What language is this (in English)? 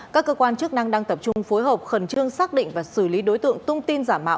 Vietnamese